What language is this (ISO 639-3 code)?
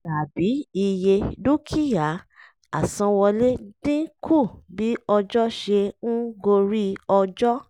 yor